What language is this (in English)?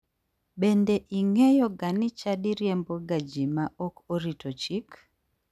Luo (Kenya and Tanzania)